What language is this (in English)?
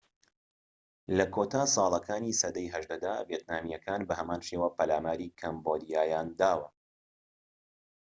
Central Kurdish